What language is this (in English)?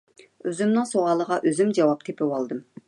Uyghur